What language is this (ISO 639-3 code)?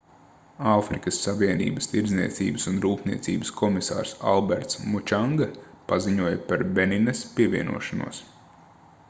lav